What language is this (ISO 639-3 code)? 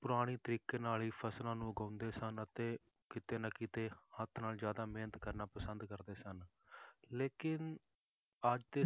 pan